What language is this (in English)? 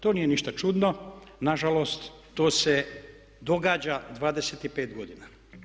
Croatian